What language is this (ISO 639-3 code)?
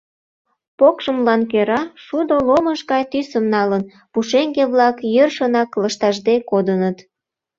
chm